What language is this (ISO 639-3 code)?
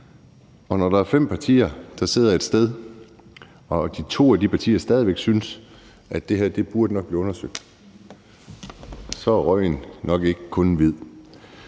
dan